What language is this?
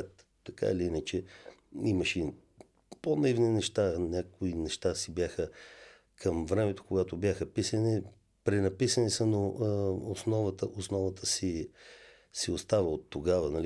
Bulgarian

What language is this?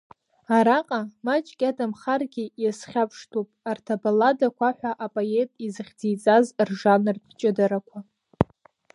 Abkhazian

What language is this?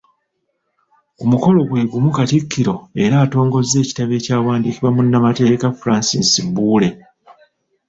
Ganda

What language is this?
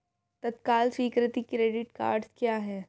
Hindi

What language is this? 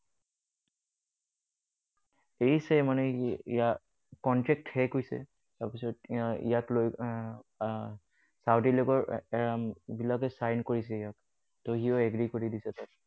Assamese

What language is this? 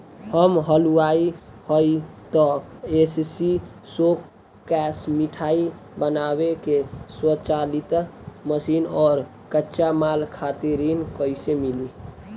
Bhojpuri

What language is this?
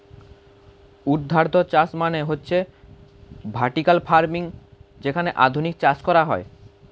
Bangla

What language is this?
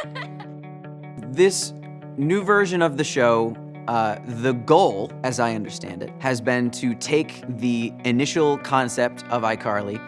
English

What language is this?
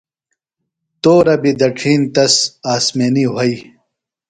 Phalura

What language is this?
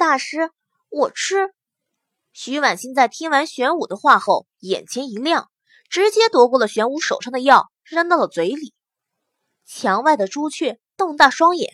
Chinese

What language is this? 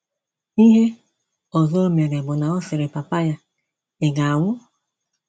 Igbo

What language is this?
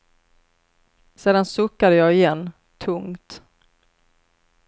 Swedish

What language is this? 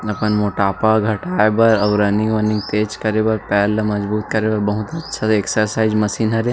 Chhattisgarhi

